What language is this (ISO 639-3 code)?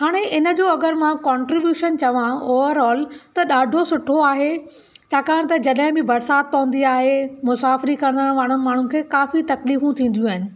snd